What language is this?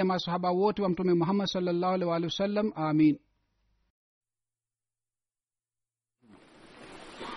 Swahili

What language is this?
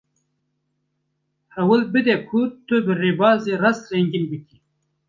Kurdish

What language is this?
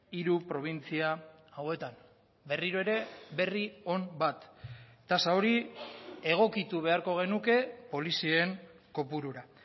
Basque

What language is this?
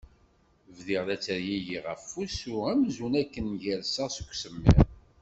Kabyle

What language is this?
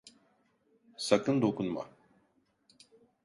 Turkish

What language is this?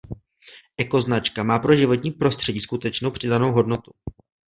Czech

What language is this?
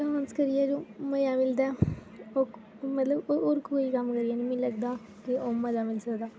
Dogri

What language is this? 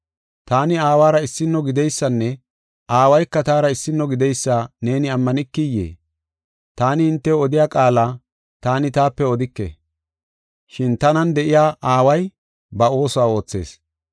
Gofa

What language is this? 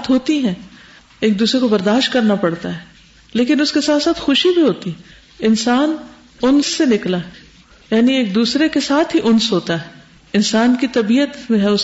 Urdu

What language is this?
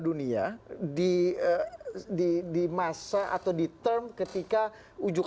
Indonesian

